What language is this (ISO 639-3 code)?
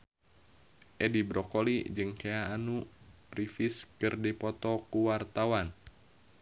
sun